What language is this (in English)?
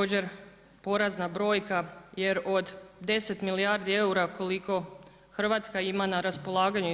Croatian